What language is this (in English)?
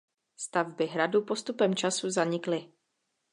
Czech